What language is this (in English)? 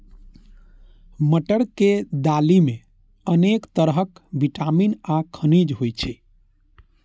Maithili